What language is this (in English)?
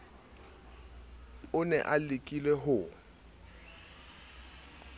Southern Sotho